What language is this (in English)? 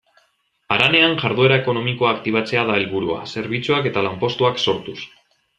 Basque